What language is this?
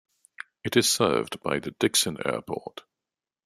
English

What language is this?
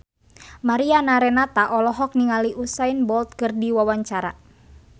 Sundanese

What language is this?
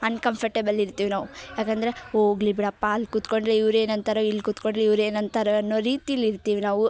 Kannada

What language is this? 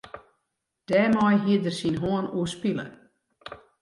Western Frisian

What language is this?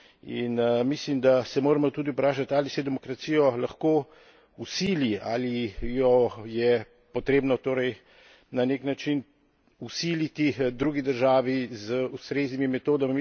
Slovenian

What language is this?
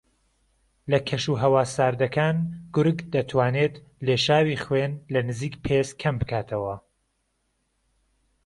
Central Kurdish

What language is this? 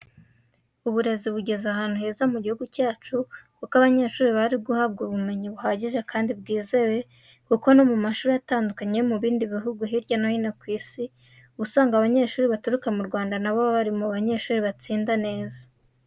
Kinyarwanda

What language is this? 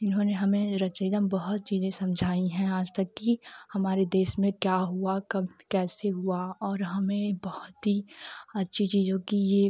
Hindi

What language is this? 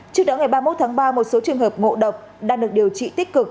Vietnamese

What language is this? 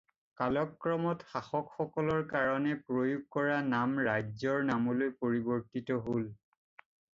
Assamese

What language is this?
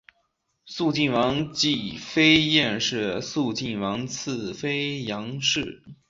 Chinese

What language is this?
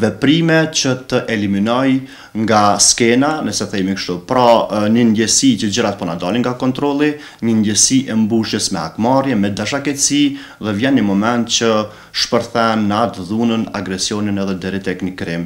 Romanian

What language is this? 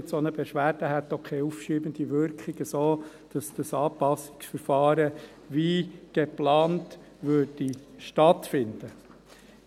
Swiss German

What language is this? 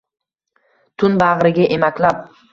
Uzbek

